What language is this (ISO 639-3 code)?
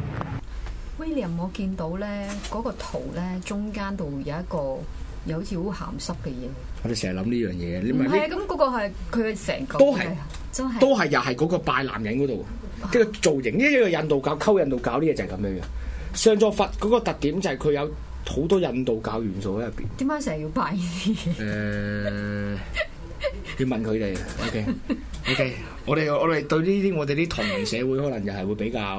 zho